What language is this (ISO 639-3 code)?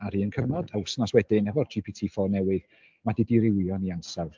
cym